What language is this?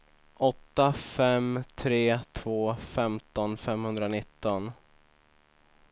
Swedish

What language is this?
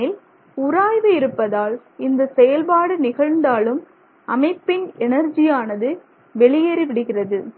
Tamil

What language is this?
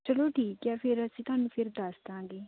Punjabi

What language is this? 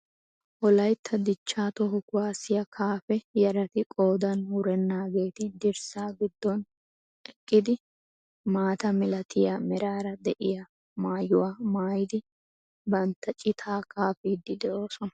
Wolaytta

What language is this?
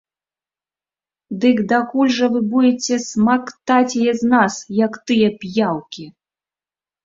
Belarusian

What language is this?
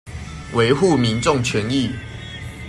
Chinese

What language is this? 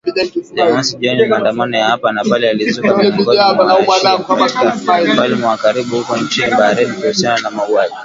Swahili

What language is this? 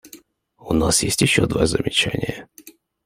Russian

